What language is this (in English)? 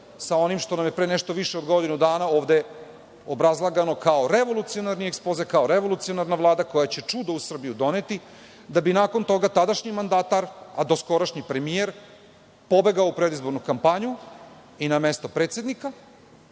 Serbian